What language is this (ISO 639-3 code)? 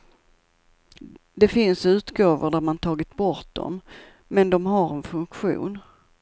swe